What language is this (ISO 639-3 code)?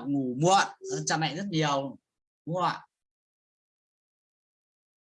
vie